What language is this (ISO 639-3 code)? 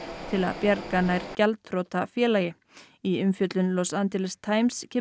isl